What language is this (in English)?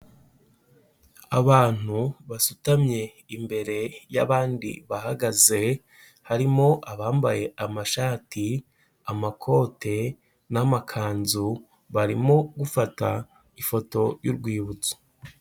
Kinyarwanda